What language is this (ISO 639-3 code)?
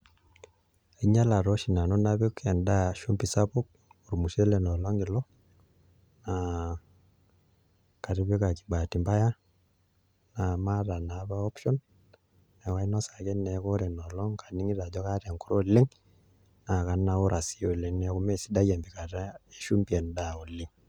mas